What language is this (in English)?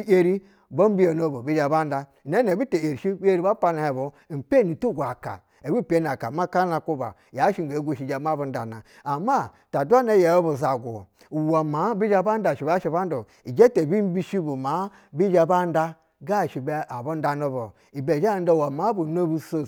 Basa (Nigeria)